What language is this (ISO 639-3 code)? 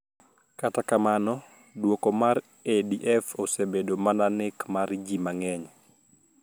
luo